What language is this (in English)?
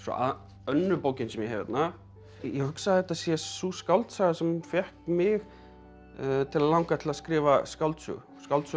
Icelandic